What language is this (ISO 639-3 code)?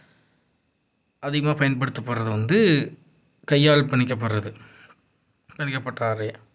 tam